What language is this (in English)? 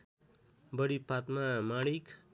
Nepali